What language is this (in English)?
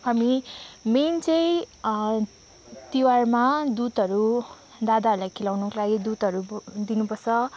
Nepali